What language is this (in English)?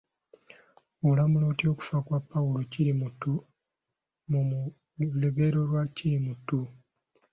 Ganda